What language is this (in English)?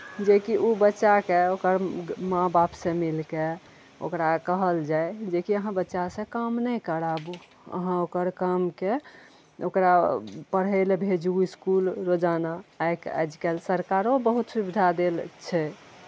Maithili